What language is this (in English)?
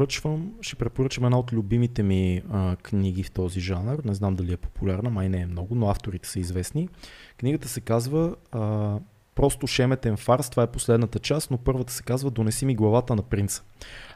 Bulgarian